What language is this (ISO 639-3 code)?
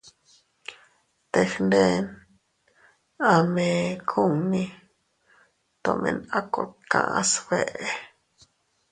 cut